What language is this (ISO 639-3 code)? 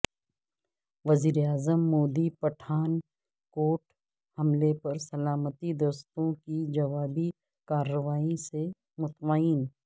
urd